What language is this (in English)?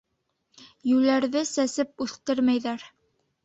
Bashkir